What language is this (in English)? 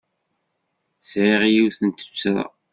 Kabyle